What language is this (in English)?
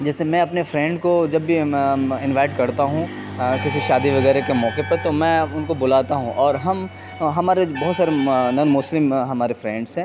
Urdu